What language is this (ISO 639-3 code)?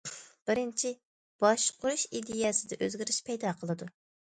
uig